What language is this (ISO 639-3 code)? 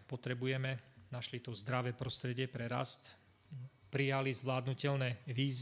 slk